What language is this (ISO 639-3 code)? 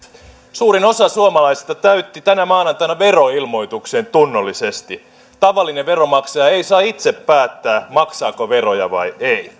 fin